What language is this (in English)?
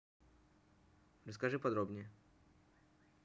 Russian